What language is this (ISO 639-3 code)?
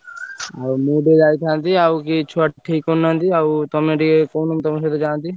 ori